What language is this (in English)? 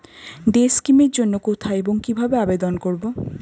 Bangla